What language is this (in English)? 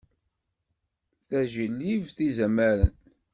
Kabyle